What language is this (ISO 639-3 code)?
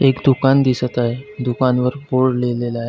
mar